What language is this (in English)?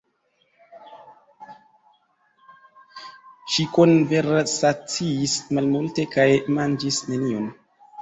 Esperanto